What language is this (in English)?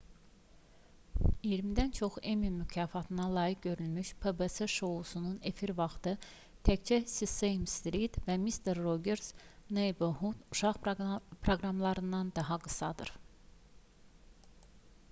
Azerbaijani